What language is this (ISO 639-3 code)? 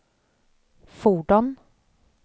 swe